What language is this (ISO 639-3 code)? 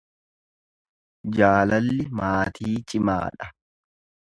orm